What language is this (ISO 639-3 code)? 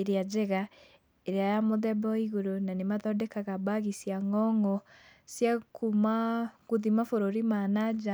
kik